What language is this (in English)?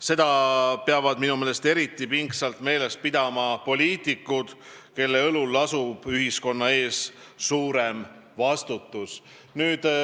Estonian